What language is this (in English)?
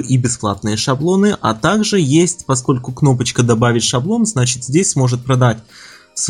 Russian